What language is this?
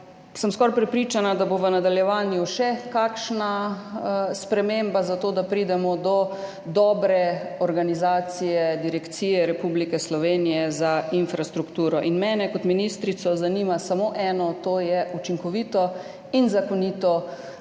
Slovenian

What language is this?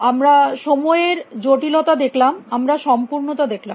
Bangla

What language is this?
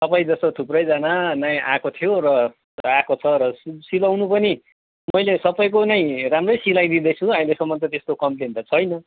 Nepali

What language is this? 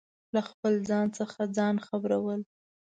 Pashto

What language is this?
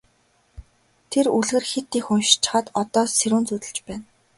Mongolian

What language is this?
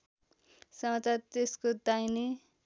Nepali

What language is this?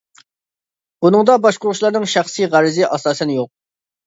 Uyghur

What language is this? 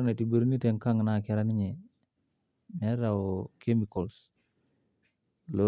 Masai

